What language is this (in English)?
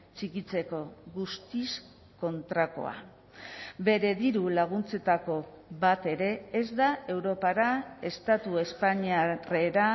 Basque